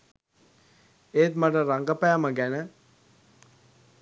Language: Sinhala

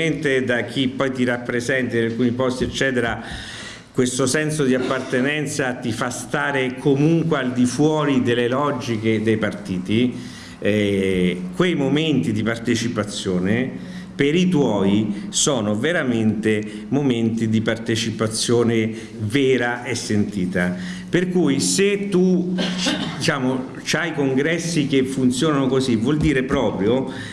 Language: Italian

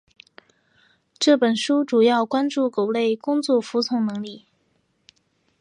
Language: Chinese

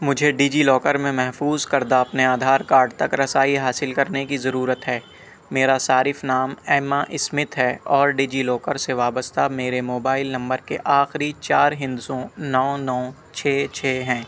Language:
Urdu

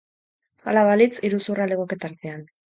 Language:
Basque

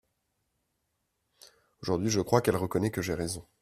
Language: French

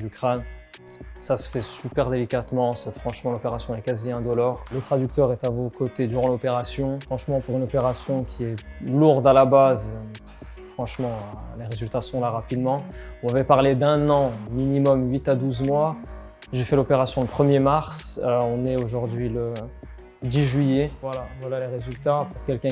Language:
French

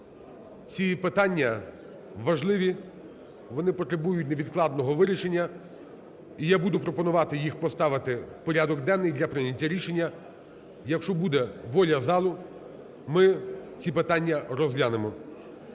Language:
Ukrainian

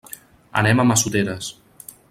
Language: Catalan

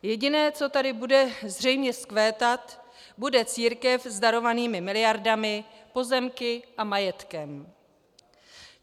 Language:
Czech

